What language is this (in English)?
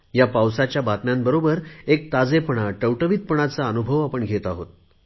Marathi